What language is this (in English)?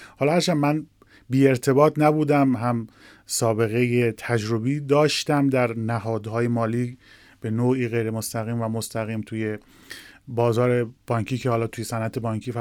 Persian